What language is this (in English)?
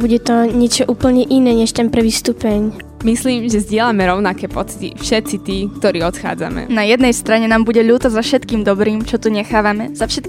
Slovak